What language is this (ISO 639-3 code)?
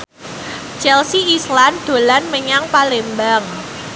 jav